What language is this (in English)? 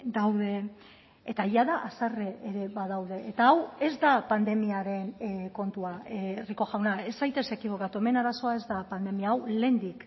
Basque